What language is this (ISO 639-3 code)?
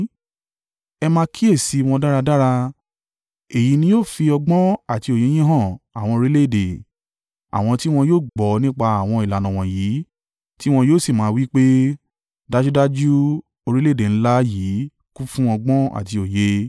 yor